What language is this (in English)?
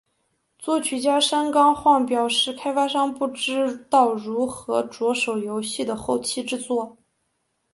Chinese